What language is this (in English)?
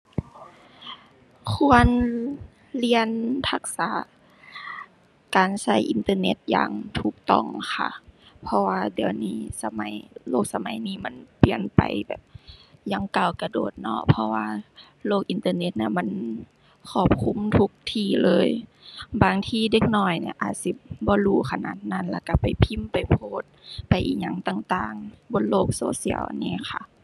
Thai